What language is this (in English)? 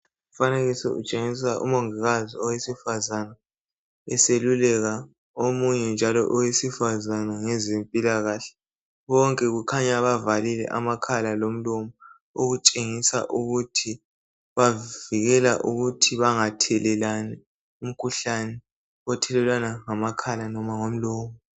North Ndebele